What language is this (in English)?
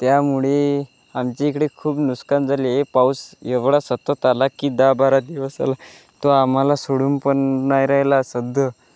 Marathi